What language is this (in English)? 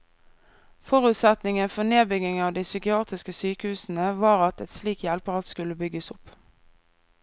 Norwegian